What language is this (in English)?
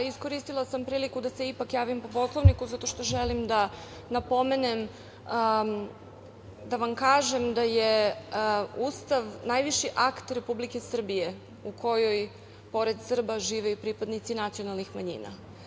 Serbian